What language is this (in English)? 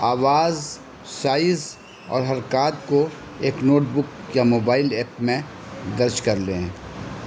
Urdu